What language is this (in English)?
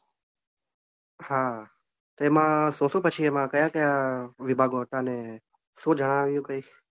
Gujarati